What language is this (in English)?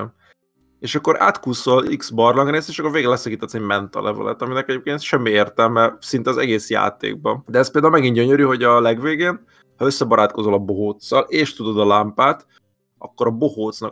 Hungarian